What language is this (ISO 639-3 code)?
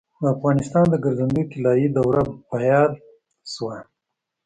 pus